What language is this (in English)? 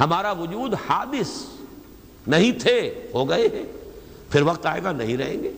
Urdu